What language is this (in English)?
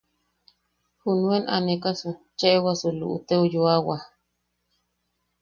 Yaqui